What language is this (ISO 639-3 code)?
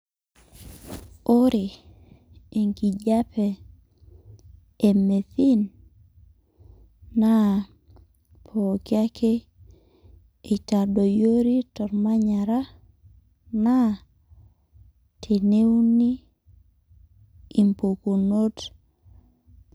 mas